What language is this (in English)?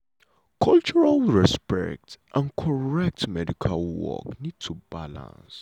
Nigerian Pidgin